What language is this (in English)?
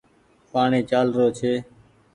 Goaria